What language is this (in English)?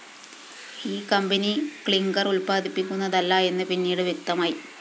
Malayalam